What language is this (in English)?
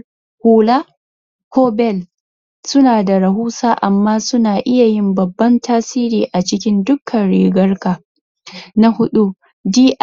Hausa